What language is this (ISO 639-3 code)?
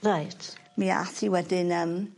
cym